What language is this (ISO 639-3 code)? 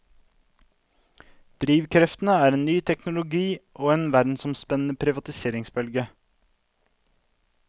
nor